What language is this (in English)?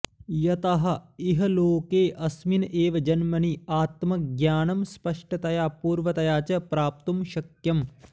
Sanskrit